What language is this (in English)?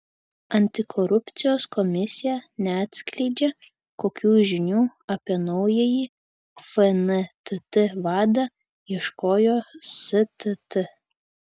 Lithuanian